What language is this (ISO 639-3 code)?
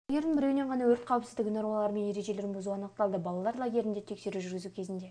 kaz